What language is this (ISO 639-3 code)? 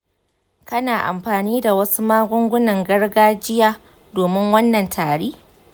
hau